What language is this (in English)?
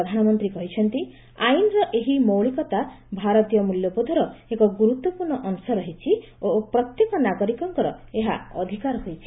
Odia